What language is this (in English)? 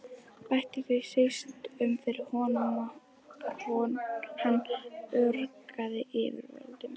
Icelandic